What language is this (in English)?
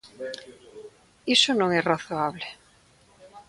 Galician